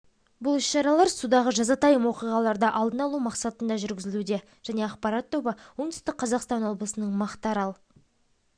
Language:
Kazakh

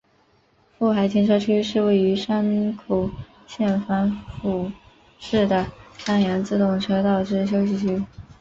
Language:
Chinese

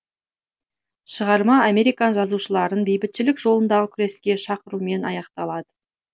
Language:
Kazakh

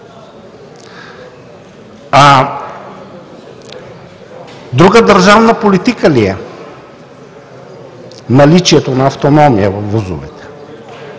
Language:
Bulgarian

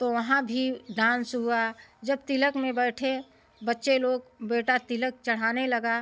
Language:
Hindi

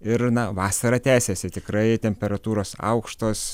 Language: Lithuanian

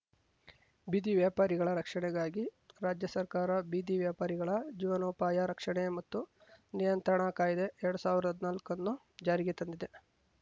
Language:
Kannada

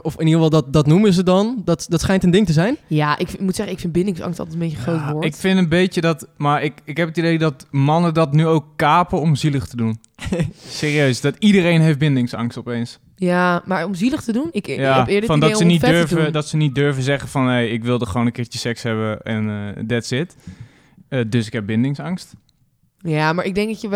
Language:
Dutch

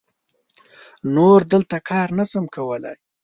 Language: Pashto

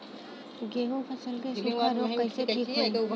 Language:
Bhojpuri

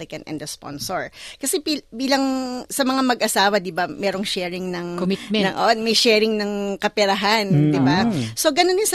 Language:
Filipino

